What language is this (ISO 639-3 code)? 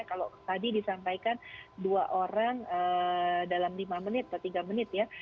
ind